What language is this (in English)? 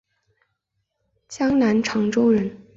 Chinese